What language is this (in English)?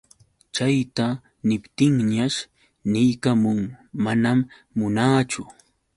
Yauyos Quechua